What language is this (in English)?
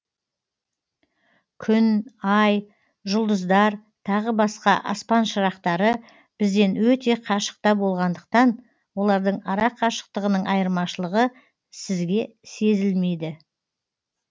Kazakh